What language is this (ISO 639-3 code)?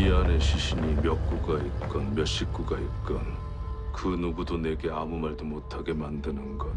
kor